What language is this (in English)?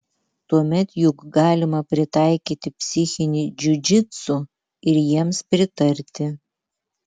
Lithuanian